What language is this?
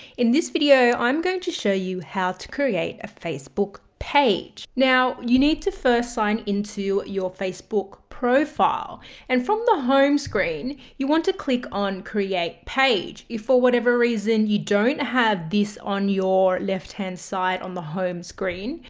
English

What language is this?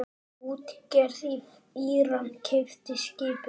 Icelandic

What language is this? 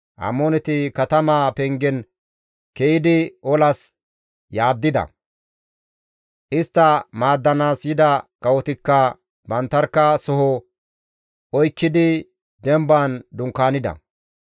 Gamo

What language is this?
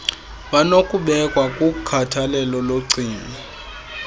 Xhosa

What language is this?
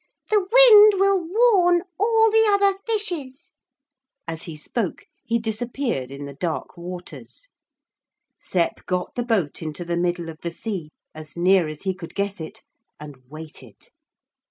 English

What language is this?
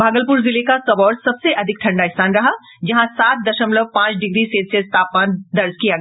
Hindi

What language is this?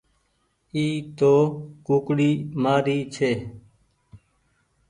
Goaria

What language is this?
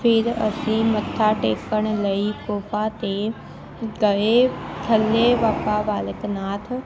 Punjabi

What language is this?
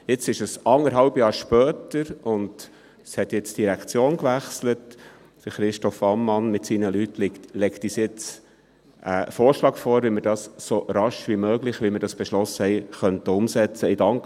Swiss German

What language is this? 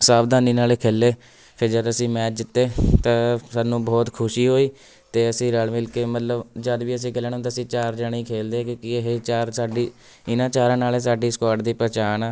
Punjabi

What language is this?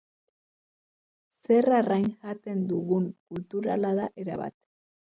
Basque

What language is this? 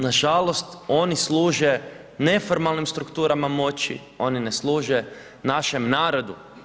Croatian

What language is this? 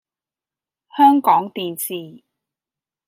Cantonese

